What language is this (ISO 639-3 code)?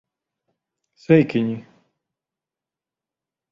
lav